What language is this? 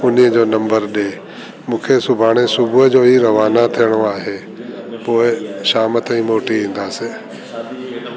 Sindhi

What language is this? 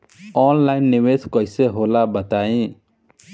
Bhojpuri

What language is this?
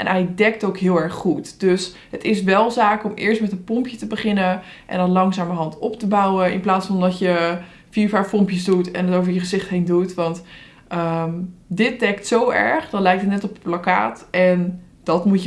Dutch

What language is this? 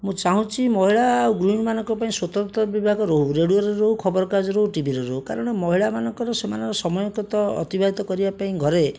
Odia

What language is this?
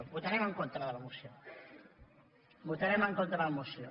Catalan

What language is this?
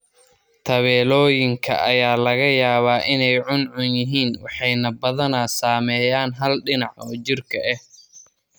Somali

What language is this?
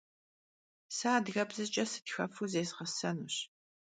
Kabardian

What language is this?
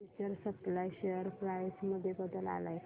Marathi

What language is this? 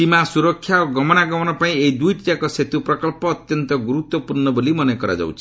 Odia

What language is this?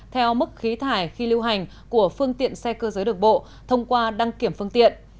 Vietnamese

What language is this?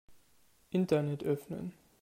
German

